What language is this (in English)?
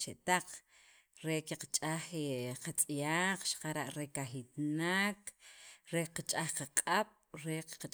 Sacapulteco